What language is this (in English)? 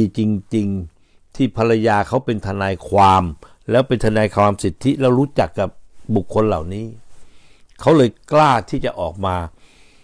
Thai